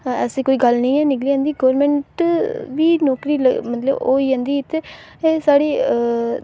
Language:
Dogri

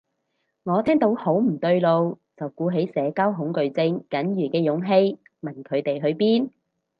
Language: Cantonese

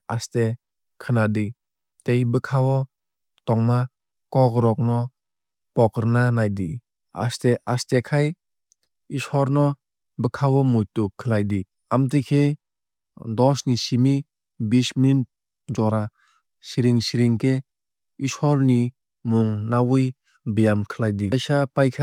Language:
Kok Borok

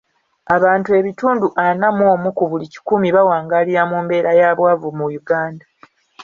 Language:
Ganda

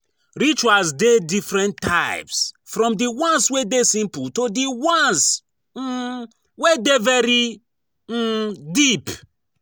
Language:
Nigerian Pidgin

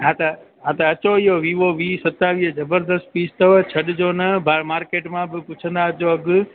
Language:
Sindhi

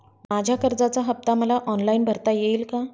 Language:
Marathi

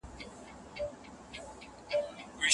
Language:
Pashto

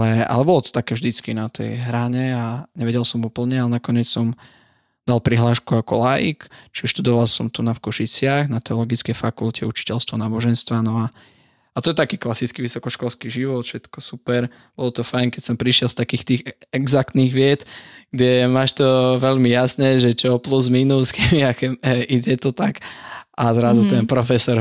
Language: Slovak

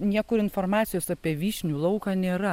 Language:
Lithuanian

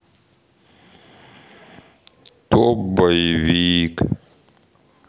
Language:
Russian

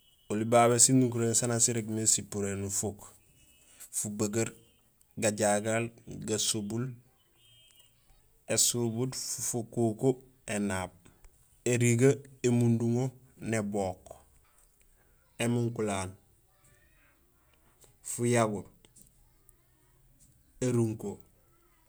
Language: Gusilay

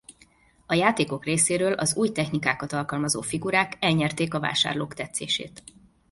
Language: Hungarian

